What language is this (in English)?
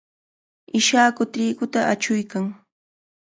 Cajatambo North Lima Quechua